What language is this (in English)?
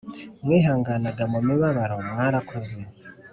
Kinyarwanda